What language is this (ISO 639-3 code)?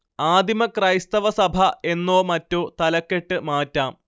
mal